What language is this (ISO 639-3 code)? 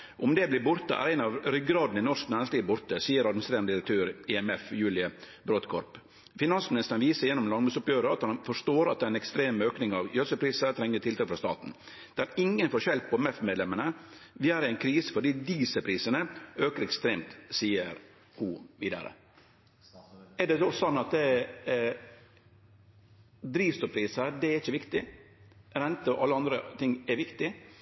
nno